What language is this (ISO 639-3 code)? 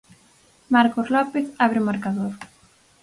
glg